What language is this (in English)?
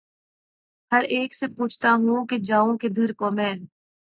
Urdu